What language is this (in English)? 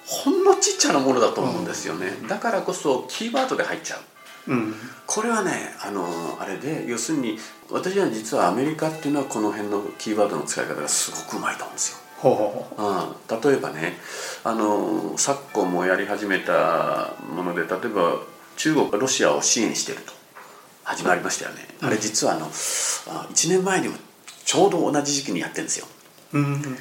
Japanese